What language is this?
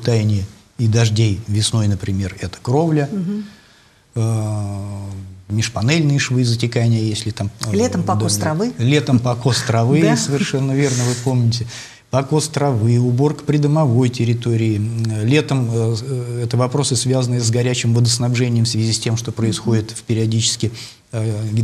Russian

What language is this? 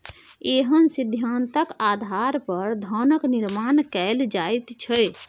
Maithili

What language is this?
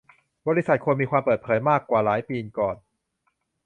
Thai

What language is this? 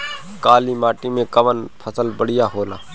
Bhojpuri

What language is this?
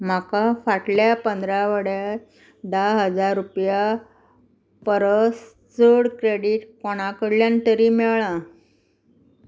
Konkani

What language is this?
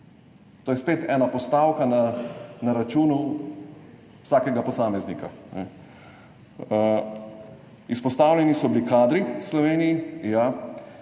Slovenian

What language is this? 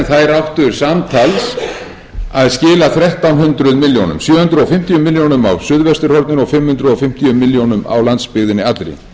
Icelandic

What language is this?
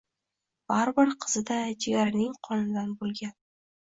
Uzbek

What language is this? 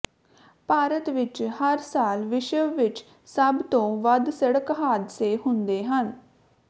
Punjabi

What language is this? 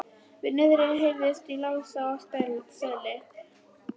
Icelandic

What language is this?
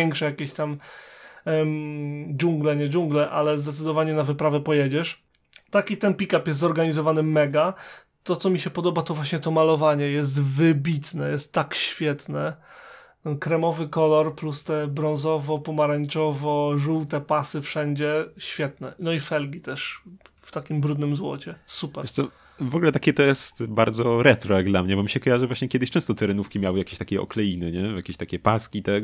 Polish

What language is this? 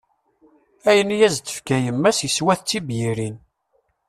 Kabyle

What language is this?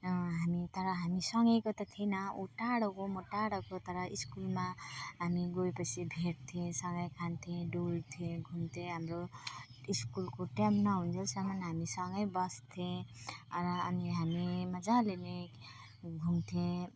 Nepali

